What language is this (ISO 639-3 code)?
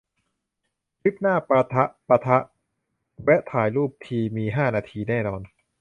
tha